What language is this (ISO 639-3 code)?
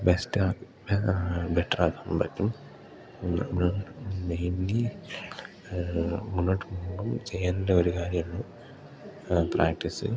mal